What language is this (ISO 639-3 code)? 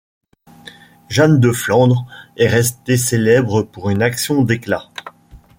fra